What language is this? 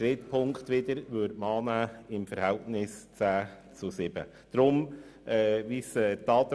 Swiss German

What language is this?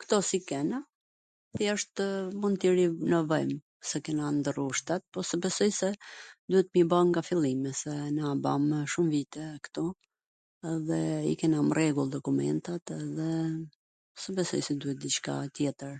Gheg Albanian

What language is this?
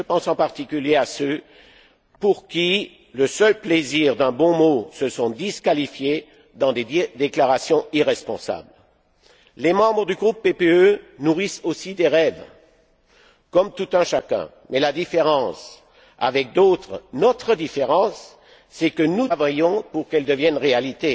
French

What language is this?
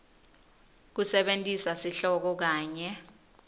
Swati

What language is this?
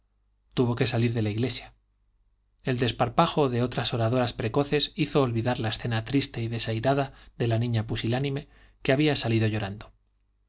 Spanish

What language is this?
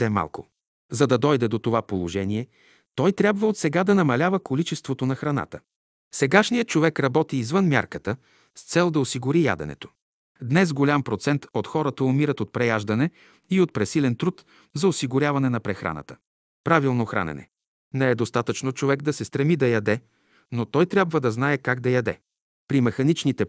Bulgarian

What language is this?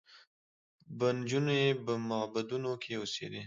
Pashto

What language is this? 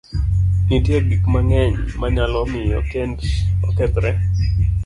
Luo (Kenya and Tanzania)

